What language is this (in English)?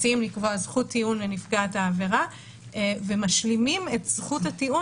Hebrew